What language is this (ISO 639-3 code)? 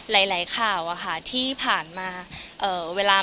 tha